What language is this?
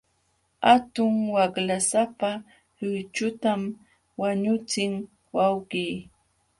Jauja Wanca Quechua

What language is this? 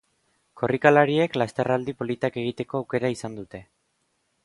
Basque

